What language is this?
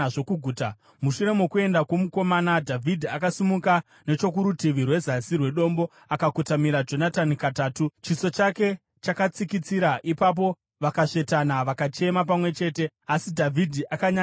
Shona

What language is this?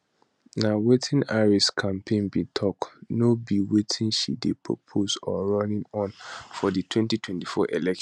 Nigerian Pidgin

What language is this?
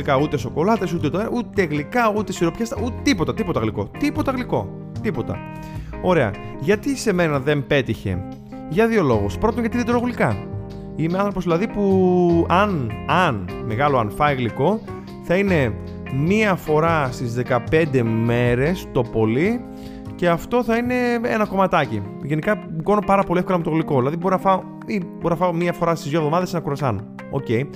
Greek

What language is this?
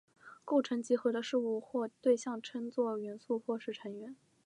Chinese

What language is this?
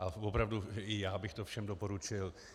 Czech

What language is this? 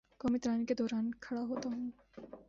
Urdu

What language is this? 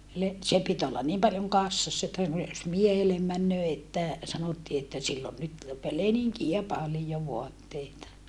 Finnish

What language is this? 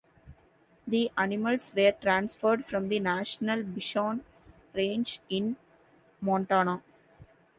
English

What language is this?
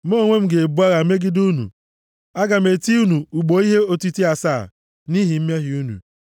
Igbo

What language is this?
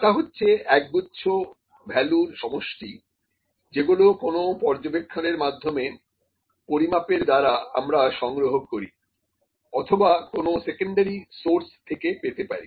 Bangla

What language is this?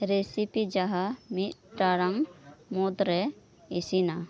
Santali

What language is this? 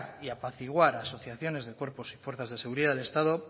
Spanish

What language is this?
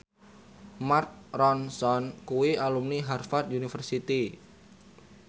Javanese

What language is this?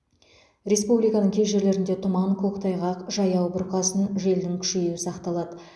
Kazakh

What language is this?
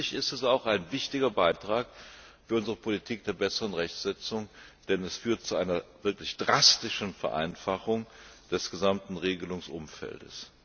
German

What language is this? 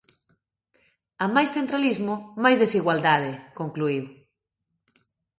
Galician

